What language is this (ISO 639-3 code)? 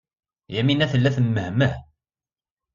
kab